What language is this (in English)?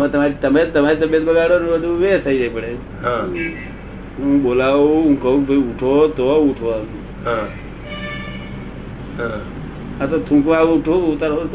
Gujarati